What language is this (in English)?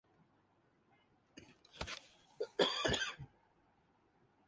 Urdu